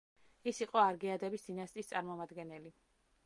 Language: Georgian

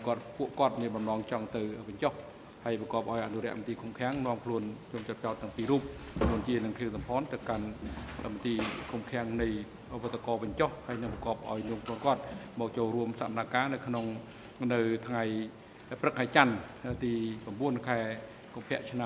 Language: Thai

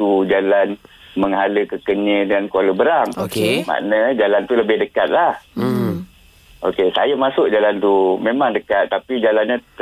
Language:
Malay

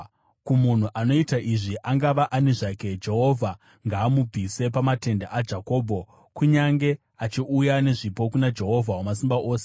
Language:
Shona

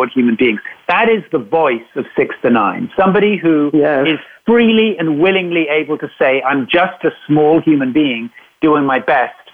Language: English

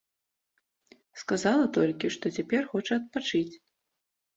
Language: Belarusian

